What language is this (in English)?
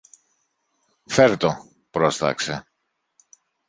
Greek